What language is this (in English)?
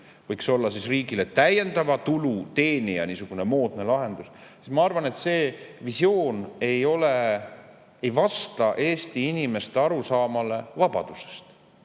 Estonian